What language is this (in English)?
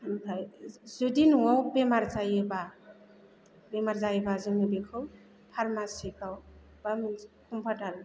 Bodo